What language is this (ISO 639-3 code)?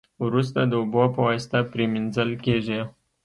pus